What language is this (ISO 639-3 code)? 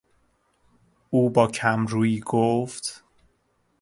fas